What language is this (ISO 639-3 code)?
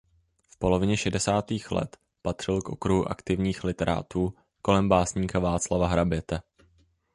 ces